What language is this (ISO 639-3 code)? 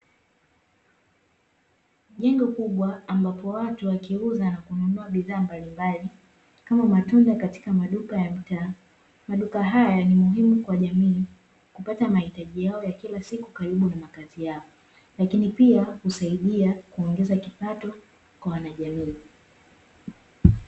swa